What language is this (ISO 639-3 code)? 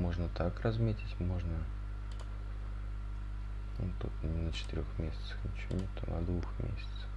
rus